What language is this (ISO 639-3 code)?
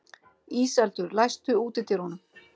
isl